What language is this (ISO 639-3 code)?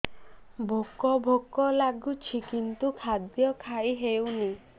ori